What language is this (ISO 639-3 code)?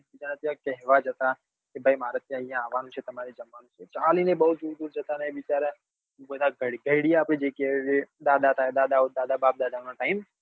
guj